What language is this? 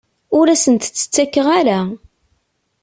Kabyle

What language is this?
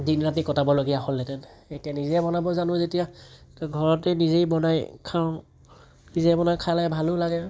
Assamese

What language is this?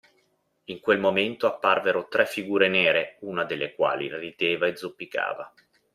Italian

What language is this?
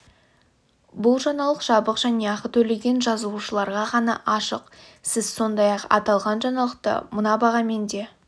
Kazakh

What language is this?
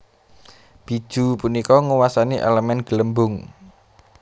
Javanese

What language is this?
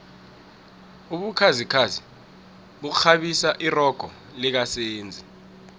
South Ndebele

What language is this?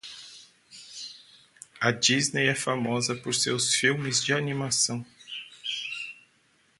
Portuguese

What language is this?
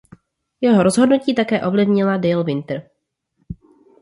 Czech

